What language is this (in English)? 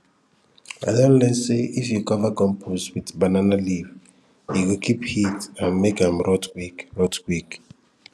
Nigerian Pidgin